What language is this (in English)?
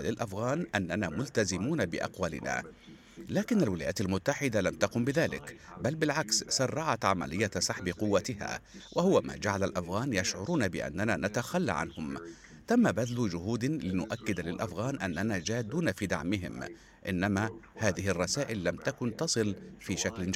Arabic